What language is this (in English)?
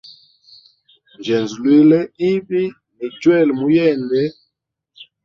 Hemba